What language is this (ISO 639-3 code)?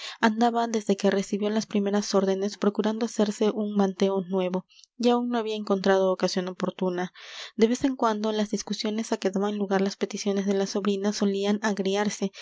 spa